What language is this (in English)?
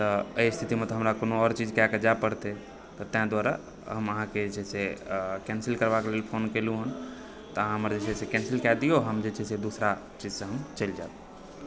Maithili